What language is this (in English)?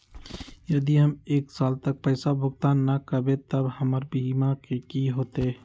Magahi